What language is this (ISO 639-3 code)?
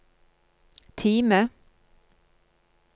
nor